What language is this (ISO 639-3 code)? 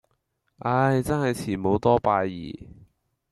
yue